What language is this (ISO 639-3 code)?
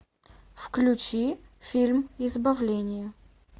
rus